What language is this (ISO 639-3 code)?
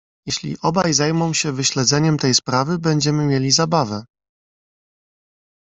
pol